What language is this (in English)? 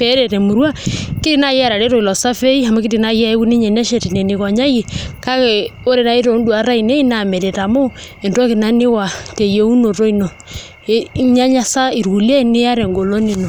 Masai